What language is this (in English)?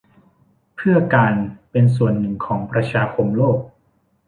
Thai